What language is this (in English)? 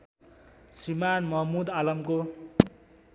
Nepali